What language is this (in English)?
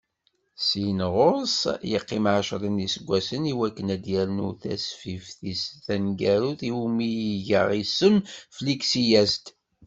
Kabyle